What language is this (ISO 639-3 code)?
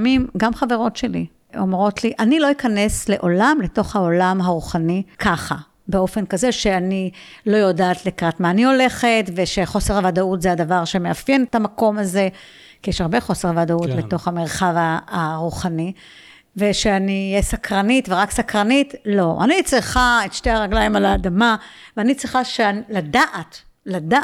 heb